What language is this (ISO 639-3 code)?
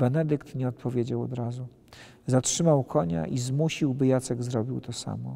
pol